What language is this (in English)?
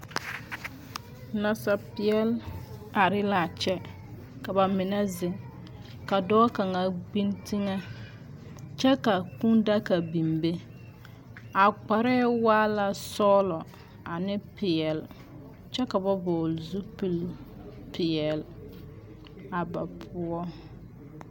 Southern Dagaare